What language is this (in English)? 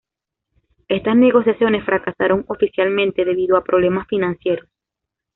Spanish